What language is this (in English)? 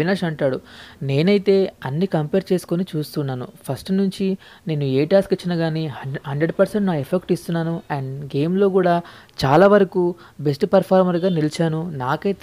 Indonesian